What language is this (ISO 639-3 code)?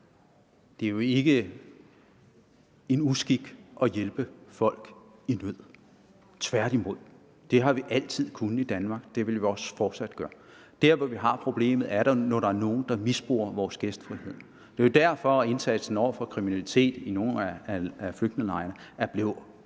dan